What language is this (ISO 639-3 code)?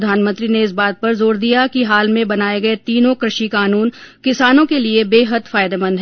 hin